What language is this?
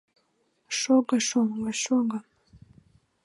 Mari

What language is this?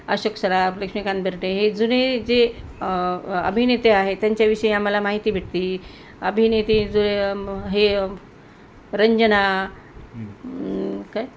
Marathi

